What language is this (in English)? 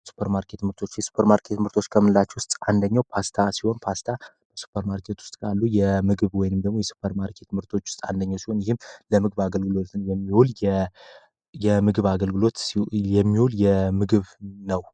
Amharic